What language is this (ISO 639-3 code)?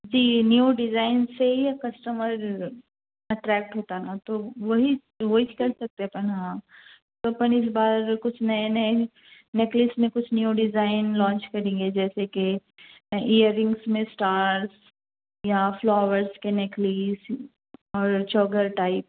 urd